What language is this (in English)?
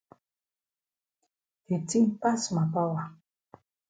Cameroon Pidgin